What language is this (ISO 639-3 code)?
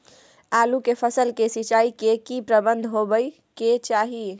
mai